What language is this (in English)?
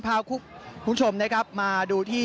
Thai